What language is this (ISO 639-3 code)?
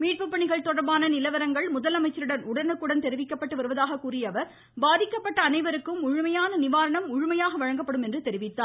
tam